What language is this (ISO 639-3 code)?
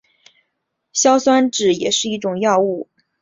zho